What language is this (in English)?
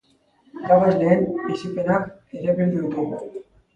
Basque